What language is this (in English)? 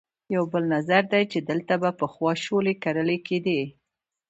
Pashto